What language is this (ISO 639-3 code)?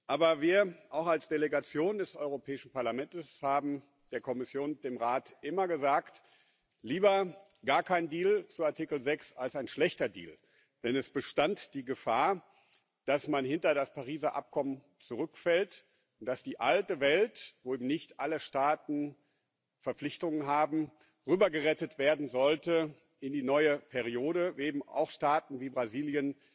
deu